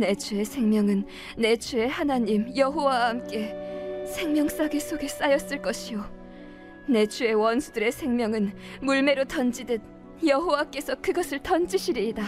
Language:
Korean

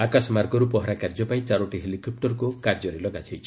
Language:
Odia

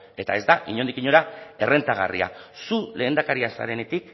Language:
Basque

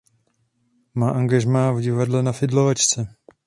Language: Czech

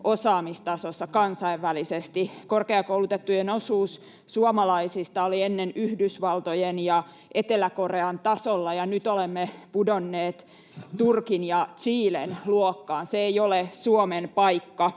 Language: Finnish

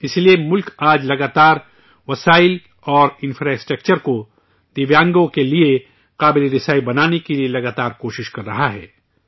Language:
Urdu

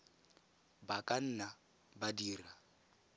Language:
Tswana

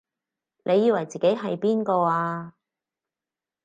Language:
Cantonese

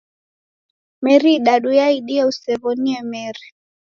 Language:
Taita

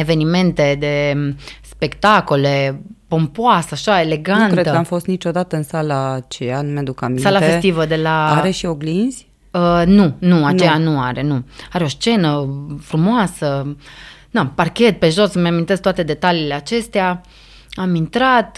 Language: Romanian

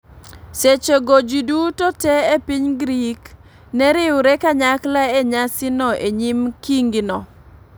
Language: Luo (Kenya and Tanzania)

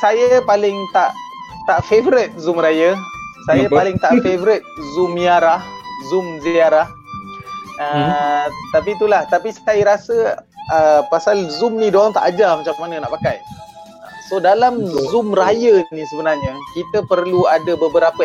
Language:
Malay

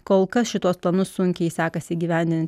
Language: Lithuanian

